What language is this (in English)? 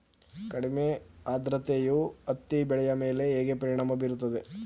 Kannada